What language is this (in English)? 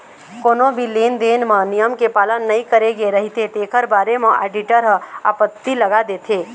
Chhattisgarhi